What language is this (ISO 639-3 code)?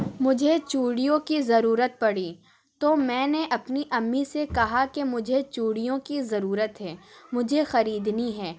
urd